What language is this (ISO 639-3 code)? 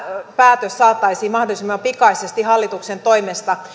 fin